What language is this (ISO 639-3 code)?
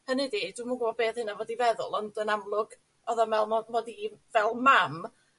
cym